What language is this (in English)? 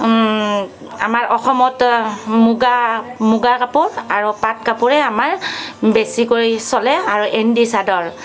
Assamese